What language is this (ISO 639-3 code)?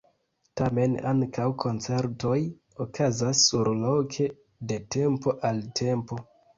epo